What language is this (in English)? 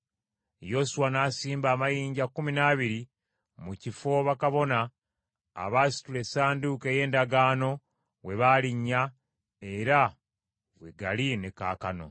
Ganda